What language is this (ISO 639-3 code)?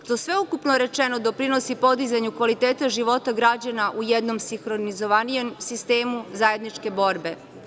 srp